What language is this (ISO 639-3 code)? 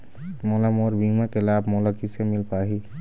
hne